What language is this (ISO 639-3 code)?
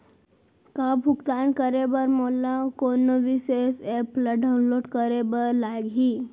hne